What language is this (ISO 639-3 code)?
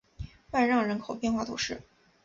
zho